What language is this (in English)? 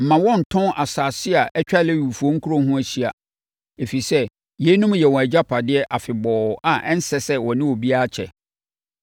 Akan